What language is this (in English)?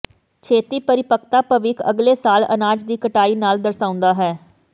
Punjabi